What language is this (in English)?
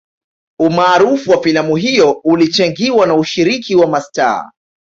Swahili